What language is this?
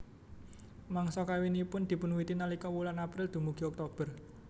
Javanese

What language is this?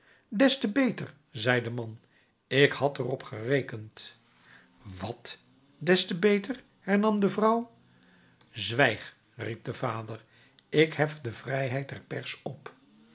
Dutch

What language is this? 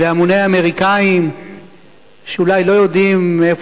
Hebrew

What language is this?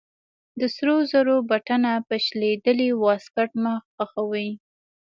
Pashto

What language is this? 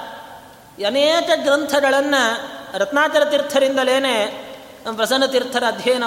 Kannada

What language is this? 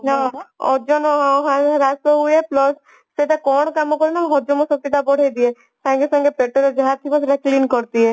Odia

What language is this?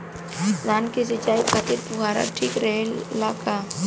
Bhojpuri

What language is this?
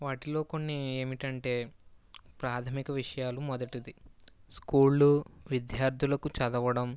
Telugu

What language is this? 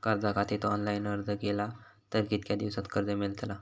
Marathi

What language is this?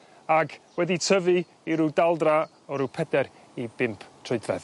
Welsh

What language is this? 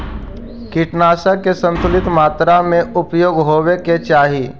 Magahi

